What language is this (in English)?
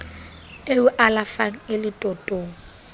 Southern Sotho